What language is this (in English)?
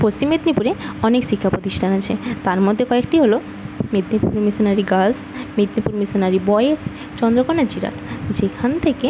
Bangla